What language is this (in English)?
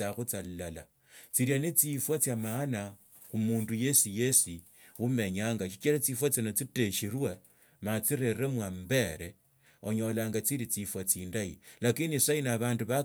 Tsotso